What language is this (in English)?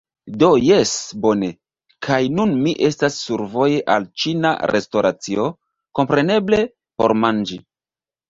Esperanto